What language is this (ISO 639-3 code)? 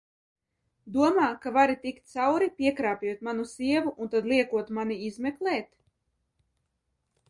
lav